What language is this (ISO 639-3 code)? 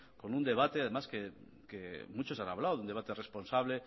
spa